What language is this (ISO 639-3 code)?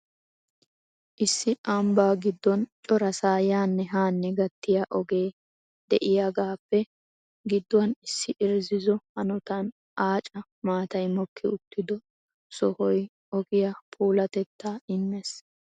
wal